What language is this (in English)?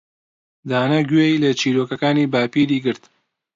Central Kurdish